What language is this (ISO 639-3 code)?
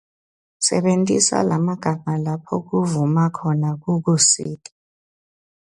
ssw